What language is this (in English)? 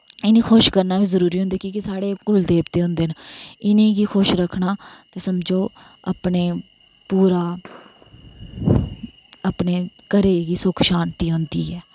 Dogri